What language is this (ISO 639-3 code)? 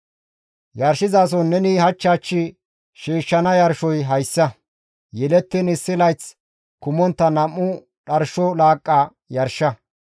gmv